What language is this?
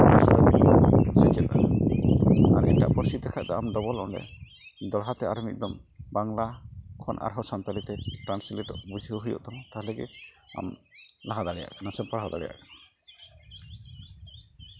Santali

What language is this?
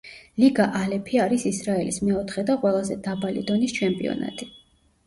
Georgian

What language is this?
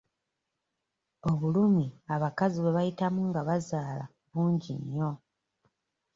Ganda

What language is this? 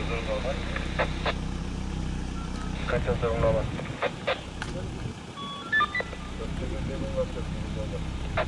Turkish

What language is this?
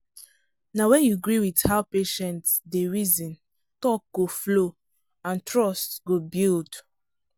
Nigerian Pidgin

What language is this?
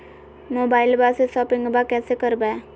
Magahi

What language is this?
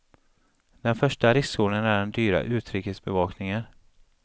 Swedish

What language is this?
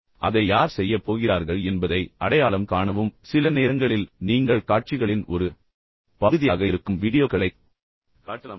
Tamil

